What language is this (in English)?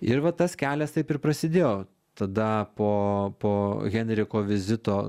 Lithuanian